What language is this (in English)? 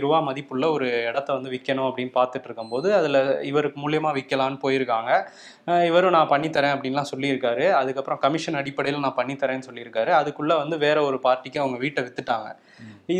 Tamil